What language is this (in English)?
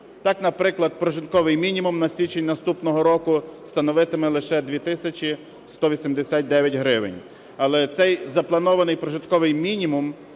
Ukrainian